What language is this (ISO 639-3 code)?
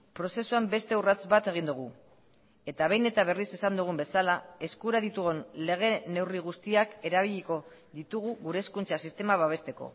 eus